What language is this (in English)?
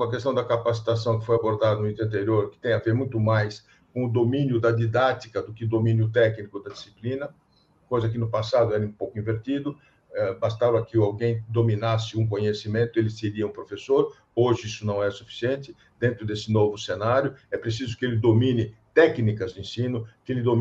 Portuguese